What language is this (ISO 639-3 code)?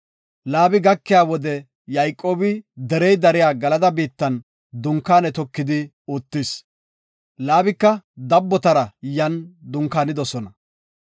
gof